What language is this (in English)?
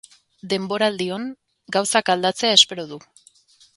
Basque